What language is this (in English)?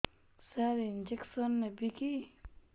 Odia